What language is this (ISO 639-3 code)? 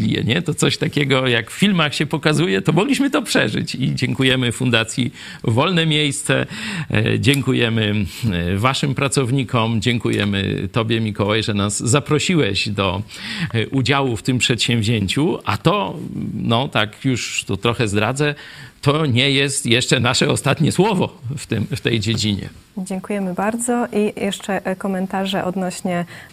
pol